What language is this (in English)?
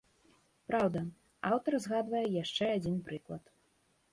Belarusian